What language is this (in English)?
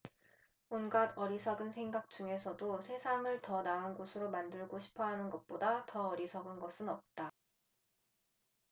Korean